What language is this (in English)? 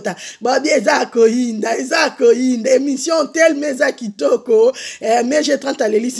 French